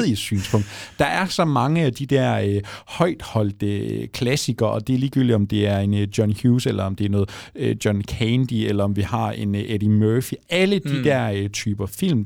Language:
Danish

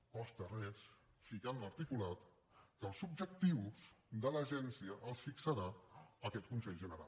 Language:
Catalan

